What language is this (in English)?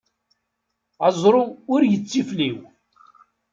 Kabyle